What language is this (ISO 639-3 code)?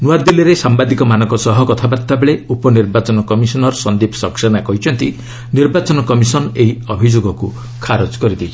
ori